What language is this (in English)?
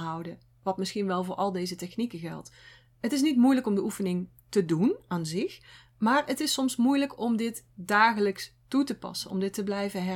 Dutch